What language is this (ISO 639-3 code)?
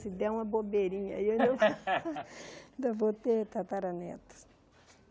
por